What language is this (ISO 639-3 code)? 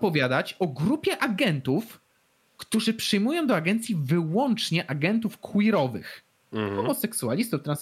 pol